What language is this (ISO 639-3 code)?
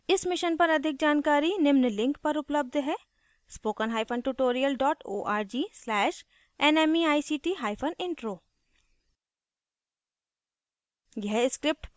hin